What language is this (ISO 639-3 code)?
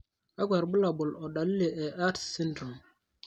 mas